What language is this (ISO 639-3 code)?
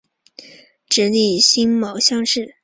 zho